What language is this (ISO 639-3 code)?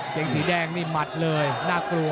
tha